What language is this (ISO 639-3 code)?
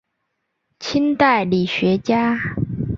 zho